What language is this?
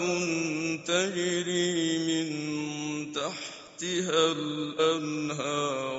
Arabic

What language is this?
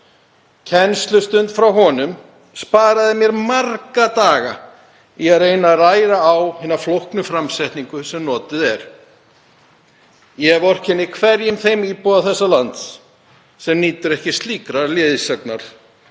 Icelandic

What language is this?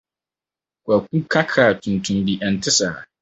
Akan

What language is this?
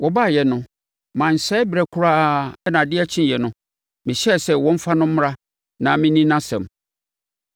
Akan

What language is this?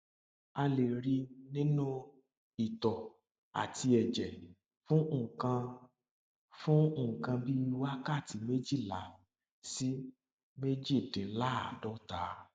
Yoruba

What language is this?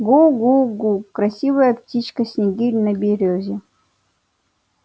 Russian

